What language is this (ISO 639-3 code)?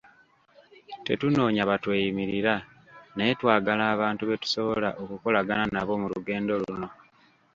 lug